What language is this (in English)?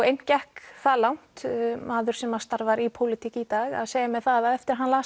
Icelandic